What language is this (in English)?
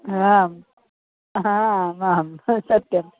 Sanskrit